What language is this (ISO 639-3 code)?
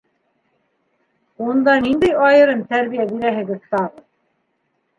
bak